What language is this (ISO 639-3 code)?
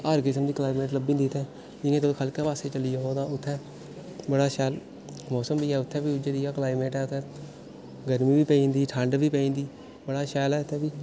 doi